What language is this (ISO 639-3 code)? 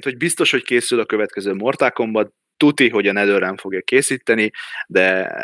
hun